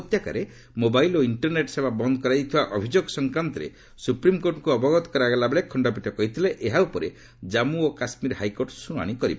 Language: Odia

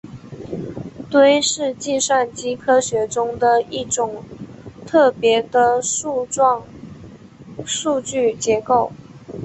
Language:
Chinese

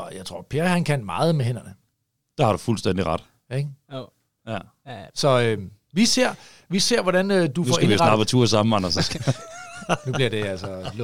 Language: Danish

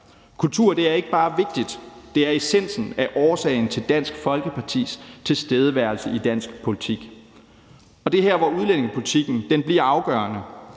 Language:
Danish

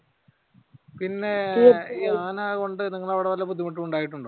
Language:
Malayalam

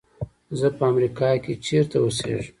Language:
Pashto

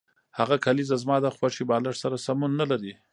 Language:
Pashto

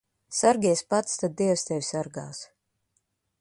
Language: Latvian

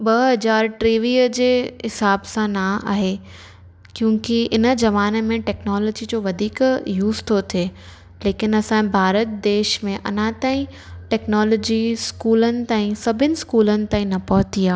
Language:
Sindhi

